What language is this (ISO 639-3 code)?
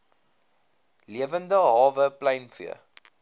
afr